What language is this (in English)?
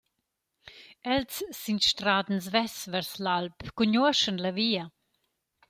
Romansh